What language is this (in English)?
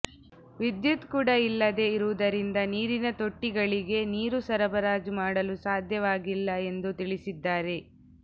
Kannada